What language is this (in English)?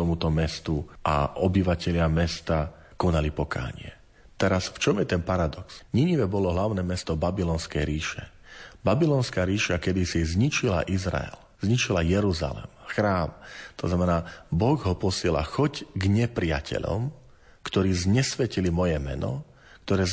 Slovak